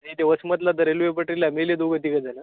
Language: Marathi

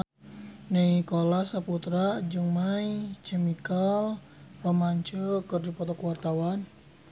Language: Sundanese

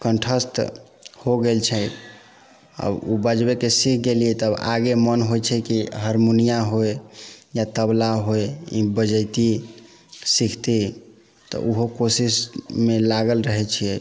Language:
Maithili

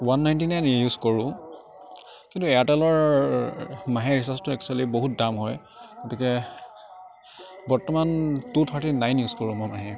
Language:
Assamese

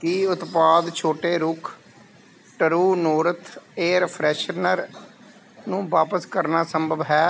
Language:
Punjabi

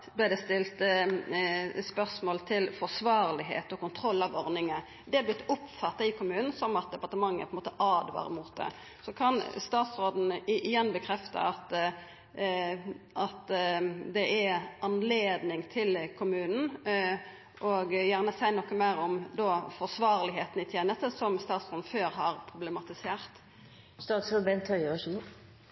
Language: Norwegian Nynorsk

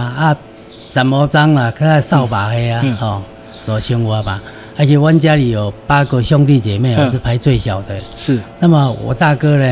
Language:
Chinese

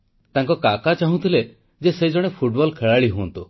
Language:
Odia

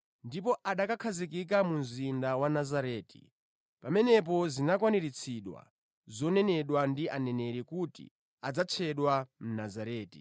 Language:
Nyanja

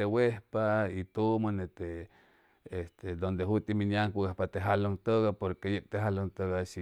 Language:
Chimalapa Zoque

